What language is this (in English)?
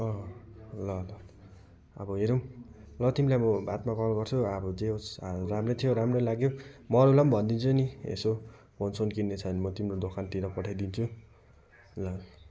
Nepali